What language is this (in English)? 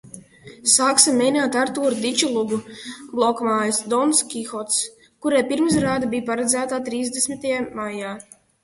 Latvian